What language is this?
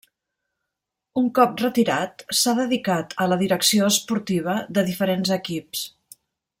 Catalan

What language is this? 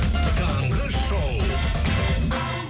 Kazakh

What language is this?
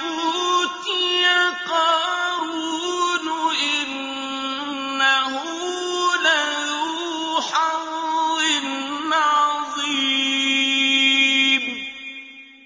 Arabic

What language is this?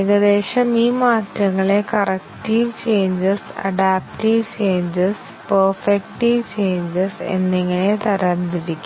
Malayalam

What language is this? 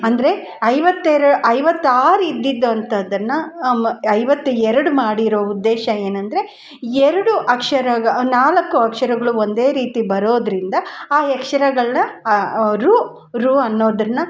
Kannada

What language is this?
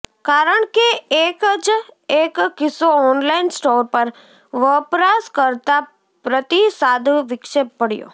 Gujarati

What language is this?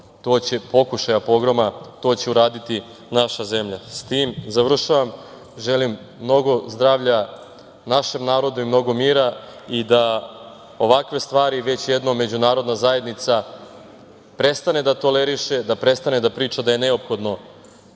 Serbian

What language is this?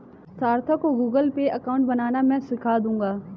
Hindi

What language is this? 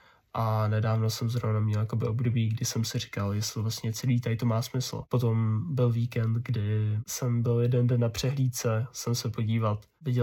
Czech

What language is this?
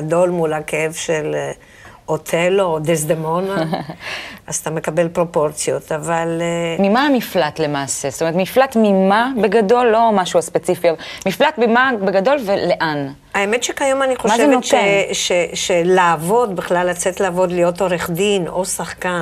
Hebrew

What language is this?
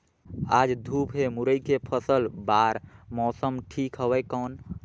Chhattisgarhi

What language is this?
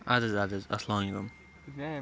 Kashmiri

